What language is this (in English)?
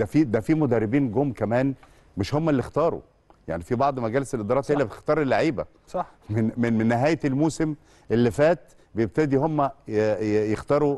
Arabic